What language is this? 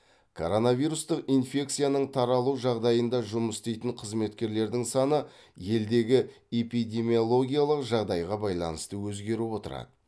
Kazakh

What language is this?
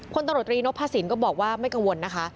Thai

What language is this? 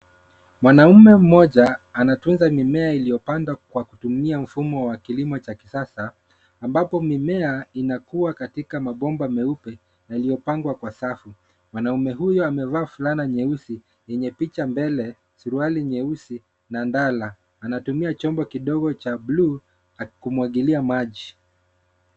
Swahili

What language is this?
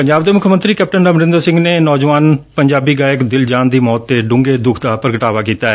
Punjabi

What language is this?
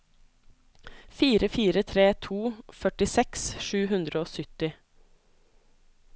Norwegian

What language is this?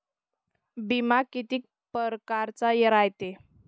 Marathi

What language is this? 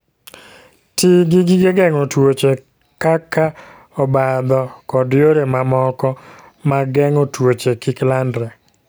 Luo (Kenya and Tanzania)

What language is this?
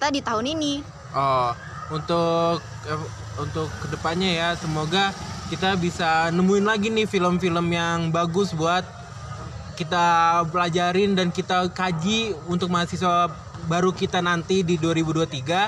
Indonesian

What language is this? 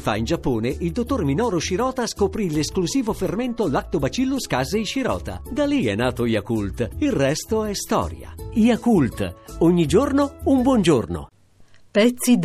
Italian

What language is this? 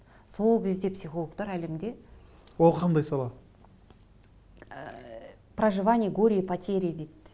Kazakh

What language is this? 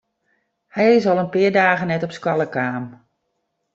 Western Frisian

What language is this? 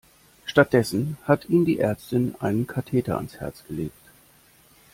German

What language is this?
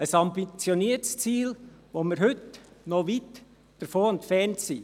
Swiss German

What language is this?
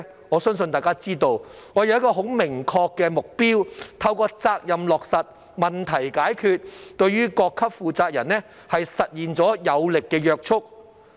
Cantonese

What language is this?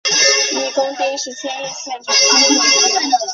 Chinese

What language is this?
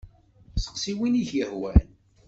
Kabyle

